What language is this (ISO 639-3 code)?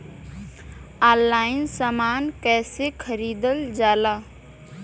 bho